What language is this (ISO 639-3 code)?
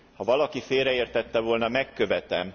hun